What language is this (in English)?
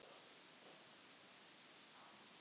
Icelandic